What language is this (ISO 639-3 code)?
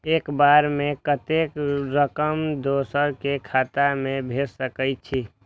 mai